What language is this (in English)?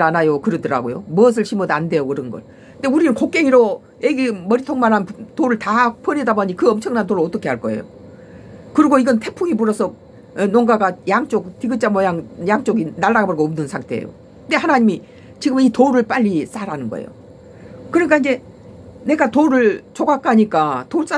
Korean